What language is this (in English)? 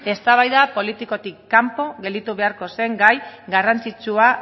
Basque